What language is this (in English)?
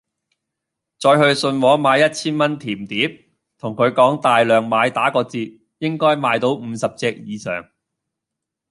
Cantonese